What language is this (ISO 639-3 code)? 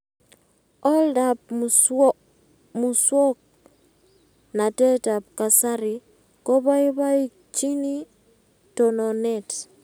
kln